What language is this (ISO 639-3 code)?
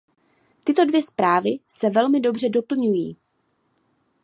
ces